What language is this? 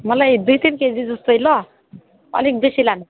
Nepali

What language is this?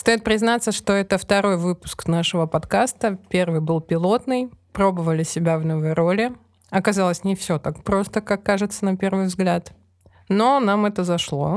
Russian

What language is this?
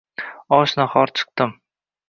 Uzbek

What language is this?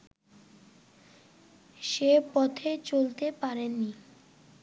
Bangla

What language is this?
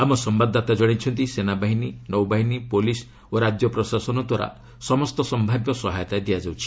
Odia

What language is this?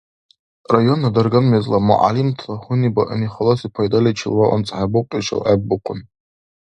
Dargwa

